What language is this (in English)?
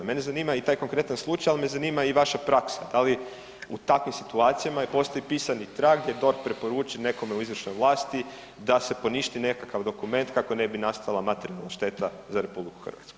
Croatian